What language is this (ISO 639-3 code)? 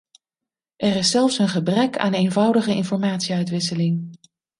nld